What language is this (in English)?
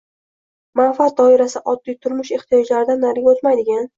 Uzbek